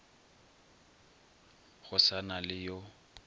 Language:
Northern Sotho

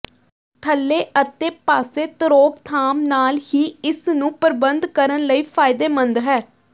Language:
Punjabi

